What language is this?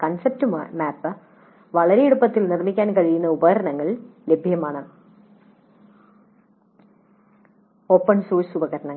Malayalam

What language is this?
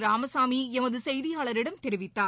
Tamil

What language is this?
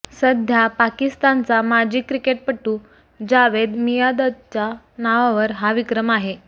Marathi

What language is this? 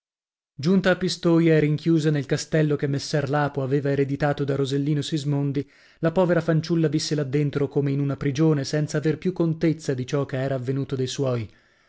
Italian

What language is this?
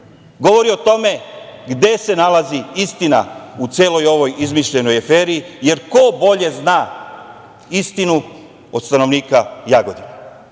Serbian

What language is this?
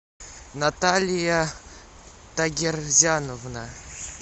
Russian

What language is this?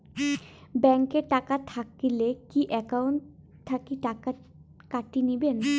Bangla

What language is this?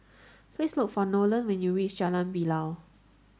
English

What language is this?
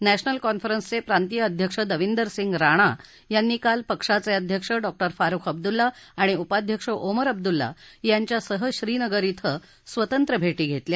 Marathi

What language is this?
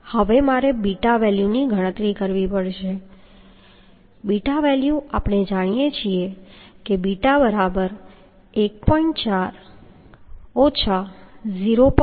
Gujarati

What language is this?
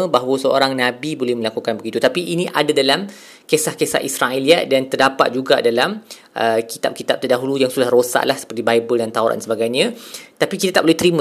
Malay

